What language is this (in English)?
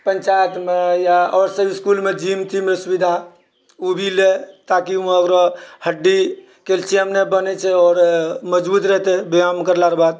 Maithili